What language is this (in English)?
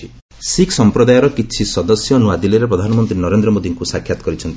Odia